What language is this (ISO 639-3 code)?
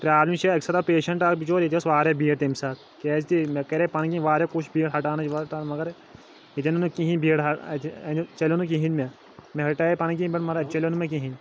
kas